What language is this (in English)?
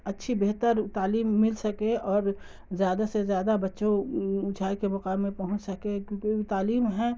Urdu